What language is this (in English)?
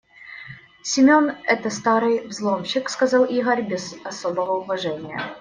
Russian